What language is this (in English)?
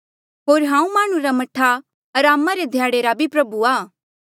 Mandeali